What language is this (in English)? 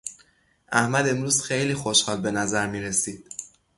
Persian